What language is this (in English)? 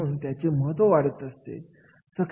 Marathi